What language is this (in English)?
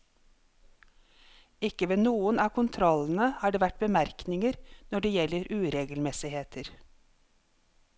Norwegian